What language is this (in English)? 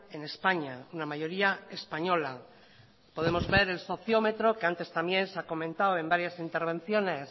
Spanish